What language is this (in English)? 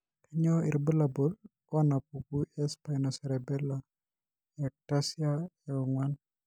Masai